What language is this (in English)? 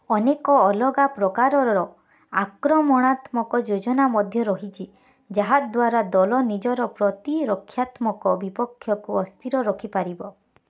Odia